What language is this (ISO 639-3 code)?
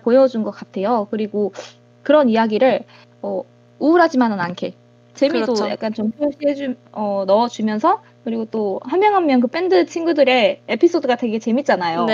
kor